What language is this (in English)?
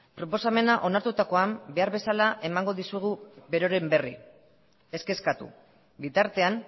Basque